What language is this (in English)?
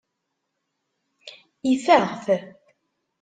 Kabyle